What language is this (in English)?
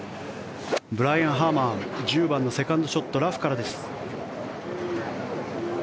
Japanese